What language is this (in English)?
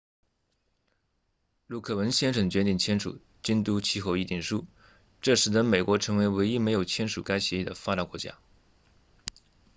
Chinese